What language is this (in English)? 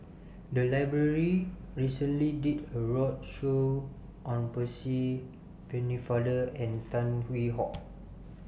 English